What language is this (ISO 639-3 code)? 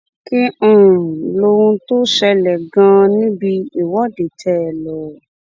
yor